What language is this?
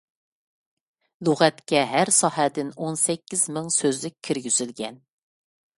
Uyghur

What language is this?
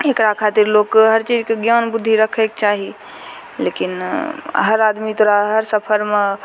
Maithili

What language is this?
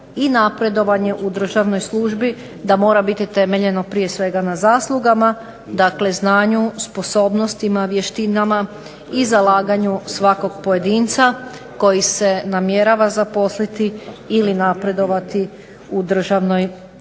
Croatian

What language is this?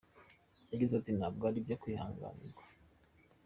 Kinyarwanda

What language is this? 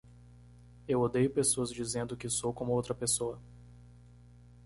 Portuguese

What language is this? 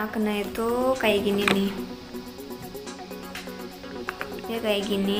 Indonesian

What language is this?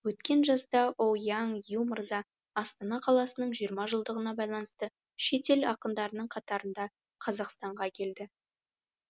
Kazakh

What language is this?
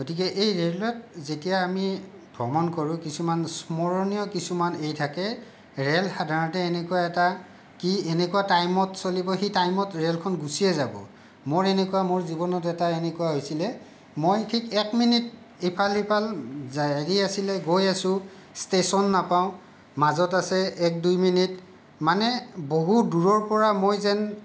Assamese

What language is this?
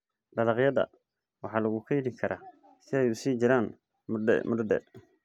Somali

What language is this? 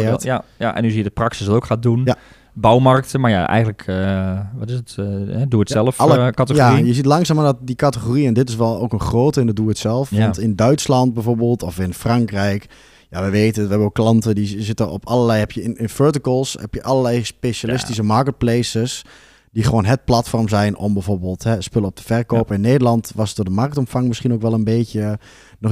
Dutch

